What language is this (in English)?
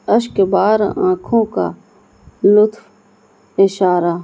Urdu